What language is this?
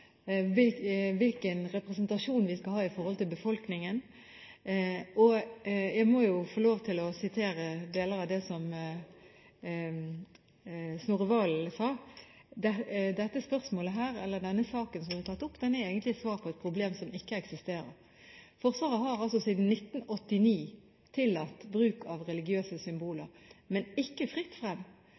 Norwegian Bokmål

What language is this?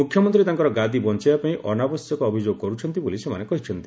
Odia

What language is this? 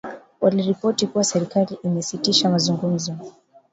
Swahili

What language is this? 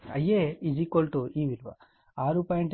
Telugu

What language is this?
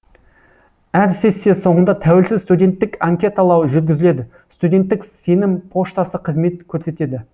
Kazakh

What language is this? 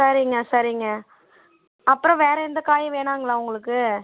Tamil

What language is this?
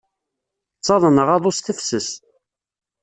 Kabyle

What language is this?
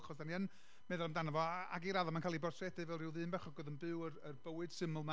Welsh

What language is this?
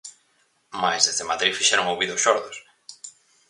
Galician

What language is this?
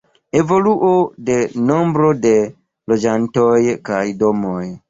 Esperanto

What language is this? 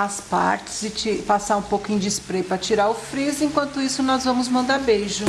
Portuguese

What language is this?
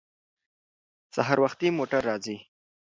Pashto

